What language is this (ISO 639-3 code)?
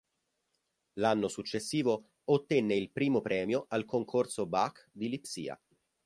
ita